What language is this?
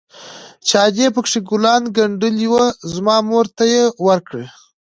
Pashto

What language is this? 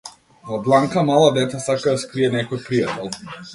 Macedonian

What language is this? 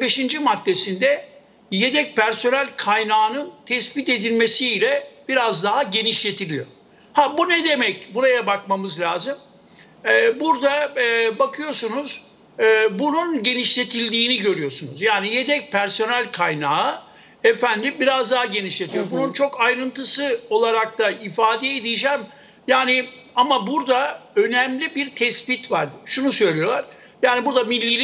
Turkish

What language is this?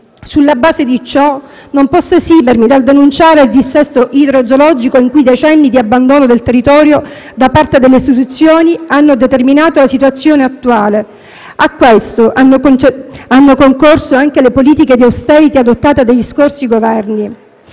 Italian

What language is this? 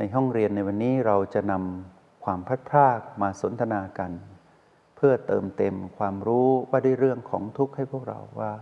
Thai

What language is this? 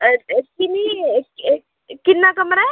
Dogri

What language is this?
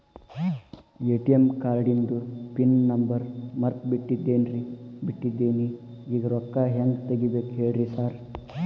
Kannada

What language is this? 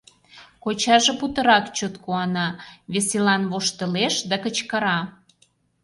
Mari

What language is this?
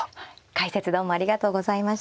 Japanese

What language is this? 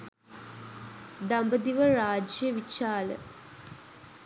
Sinhala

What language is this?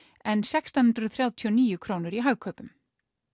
Icelandic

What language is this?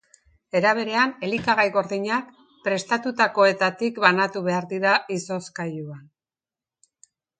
Basque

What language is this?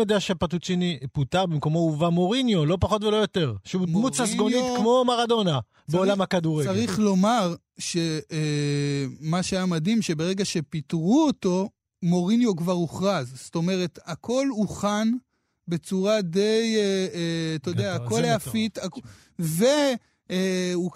Hebrew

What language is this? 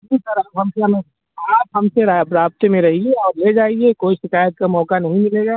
Urdu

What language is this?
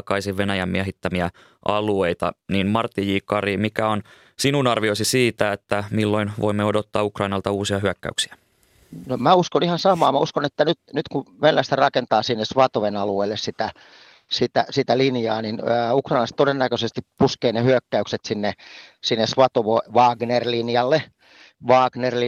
Finnish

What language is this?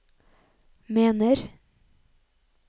Norwegian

